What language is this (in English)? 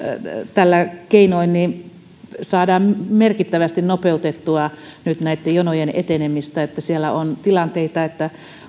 Finnish